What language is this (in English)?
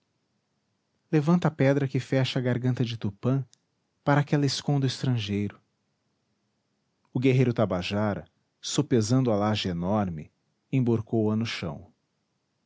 Portuguese